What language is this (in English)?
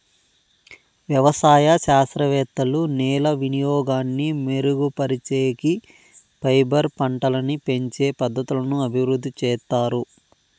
Telugu